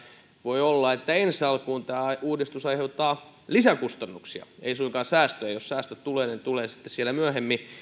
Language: Finnish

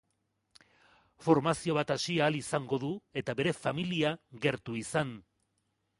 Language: Basque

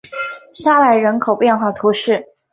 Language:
Chinese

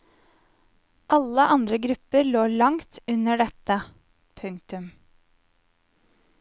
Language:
Norwegian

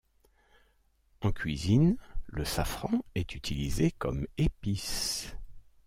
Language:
French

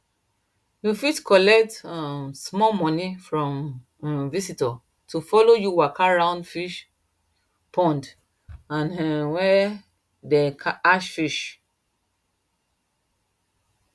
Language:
Nigerian Pidgin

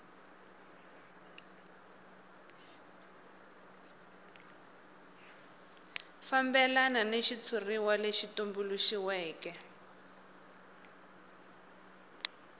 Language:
Tsonga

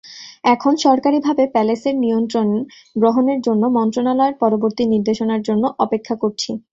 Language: Bangla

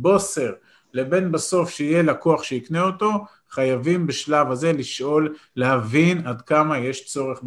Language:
Hebrew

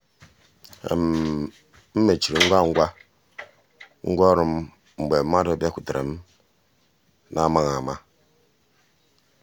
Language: Igbo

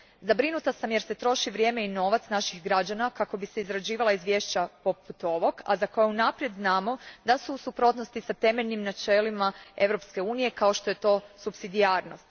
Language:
Croatian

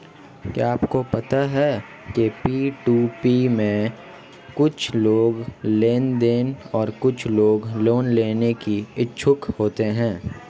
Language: Hindi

